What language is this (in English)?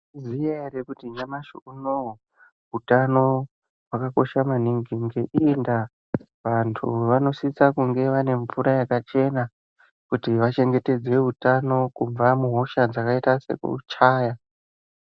Ndau